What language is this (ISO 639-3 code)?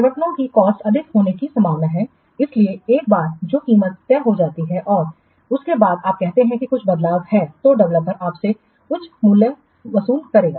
hin